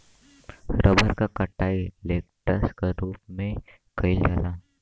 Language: Bhojpuri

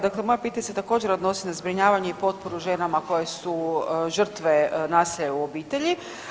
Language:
Croatian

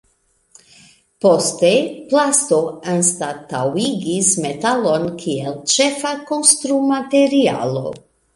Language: Esperanto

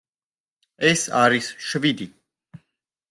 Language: Georgian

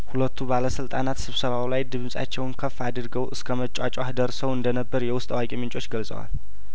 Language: Amharic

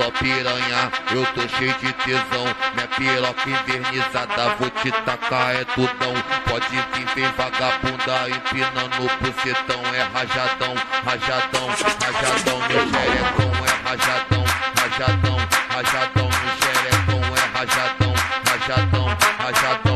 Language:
Portuguese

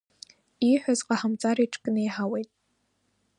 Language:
Abkhazian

